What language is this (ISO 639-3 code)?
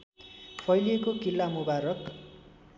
nep